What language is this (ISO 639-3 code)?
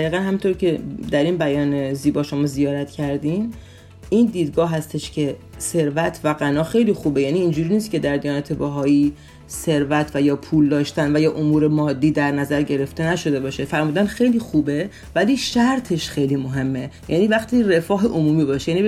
fas